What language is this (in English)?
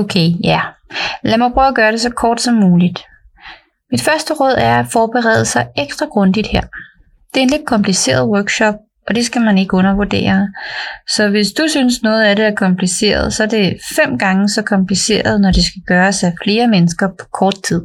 Danish